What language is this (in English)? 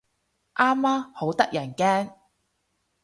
Cantonese